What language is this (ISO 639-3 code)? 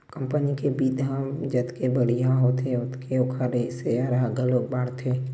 hne